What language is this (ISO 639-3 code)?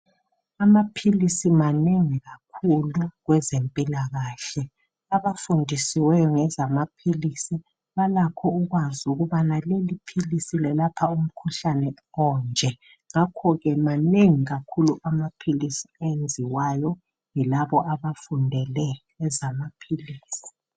nde